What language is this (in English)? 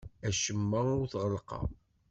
Kabyle